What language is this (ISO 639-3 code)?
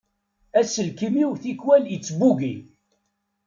kab